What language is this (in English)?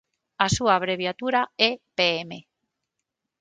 Galician